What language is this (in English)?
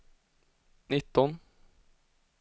Swedish